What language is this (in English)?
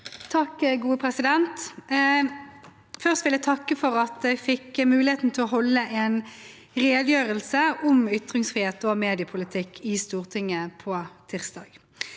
Norwegian